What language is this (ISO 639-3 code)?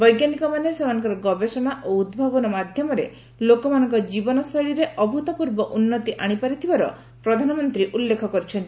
ori